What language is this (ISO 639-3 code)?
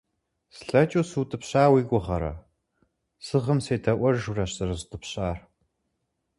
kbd